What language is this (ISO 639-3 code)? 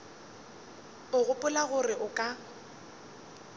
nso